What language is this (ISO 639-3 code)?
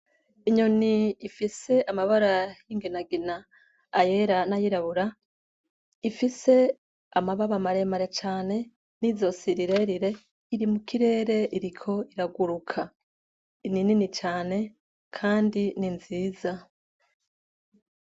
run